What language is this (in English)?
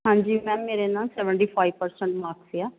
Punjabi